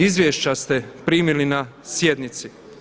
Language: Croatian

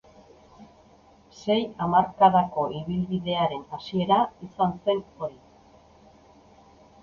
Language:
Basque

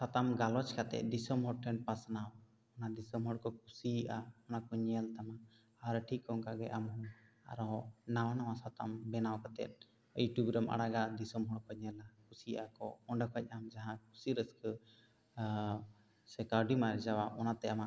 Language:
Santali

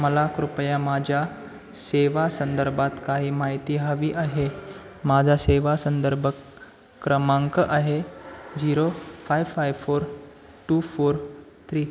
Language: Marathi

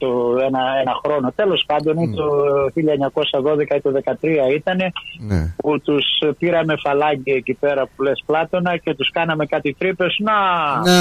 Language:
Greek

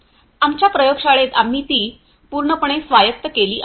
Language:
Marathi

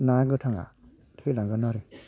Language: Bodo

